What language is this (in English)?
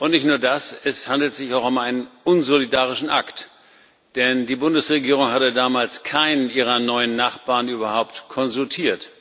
German